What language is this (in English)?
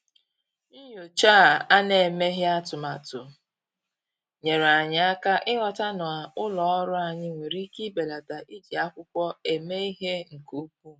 Igbo